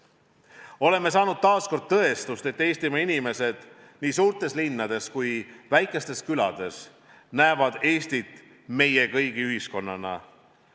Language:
Estonian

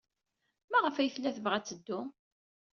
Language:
Kabyle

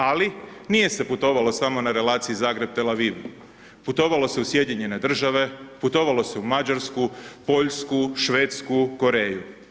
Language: Croatian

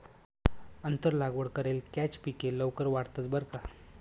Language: Marathi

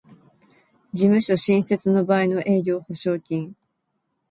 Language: Japanese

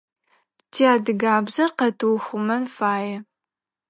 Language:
Adyghe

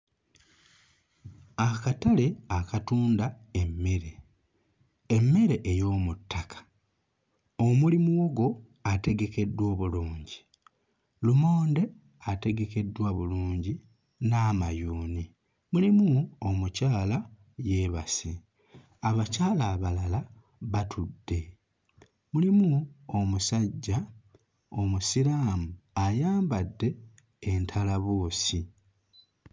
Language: Ganda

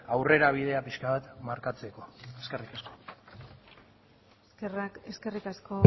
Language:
Basque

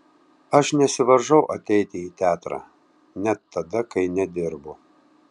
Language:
Lithuanian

